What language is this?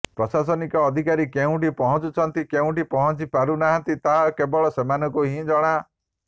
Odia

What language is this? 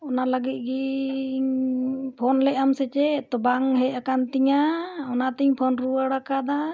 Santali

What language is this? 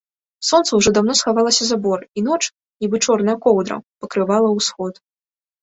Belarusian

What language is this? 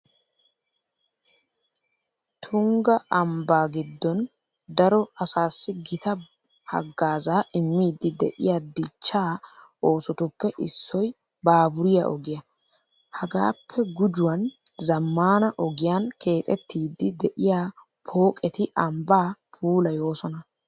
Wolaytta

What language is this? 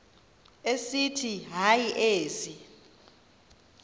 Xhosa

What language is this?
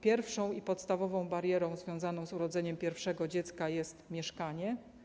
Polish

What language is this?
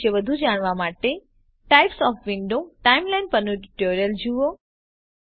Gujarati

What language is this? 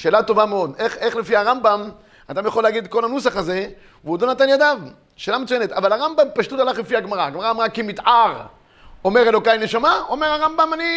Hebrew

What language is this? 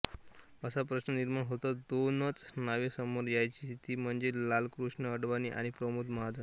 Marathi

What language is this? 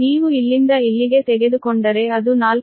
Kannada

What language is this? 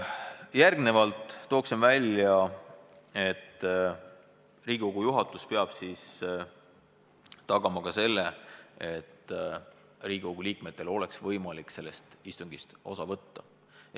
Estonian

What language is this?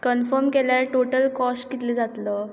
Konkani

